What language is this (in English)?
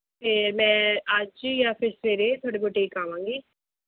Punjabi